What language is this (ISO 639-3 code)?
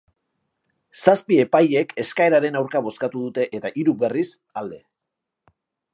eus